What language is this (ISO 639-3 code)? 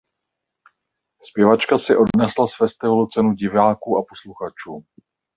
ces